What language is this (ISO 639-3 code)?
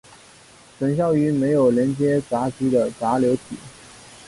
zho